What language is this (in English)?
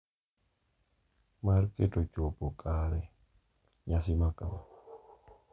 Luo (Kenya and Tanzania)